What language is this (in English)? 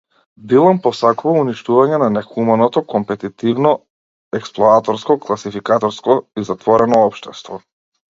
Macedonian